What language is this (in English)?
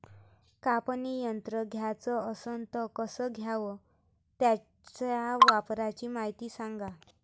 Marathi